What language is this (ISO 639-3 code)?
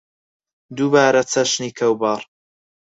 ckb